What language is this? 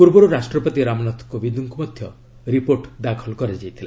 Odia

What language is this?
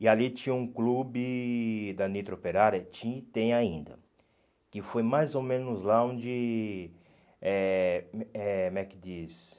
Portuguese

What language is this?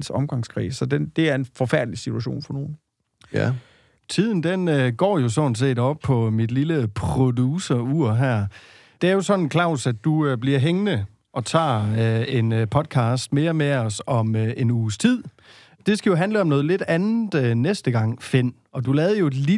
Danish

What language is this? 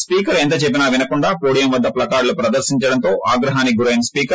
Telugu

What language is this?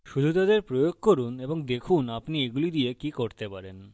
Bangla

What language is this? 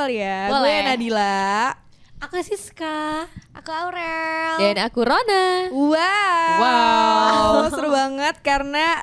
Indonesian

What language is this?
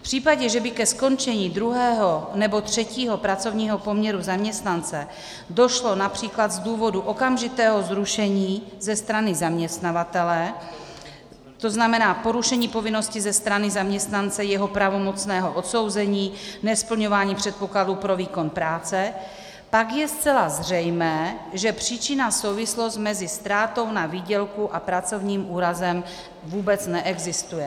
Czech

